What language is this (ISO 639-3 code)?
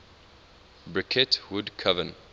eng